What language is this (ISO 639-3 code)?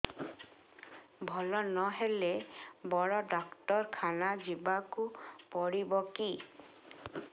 ori